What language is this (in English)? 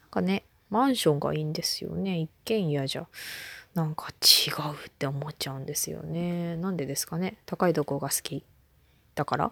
Japanese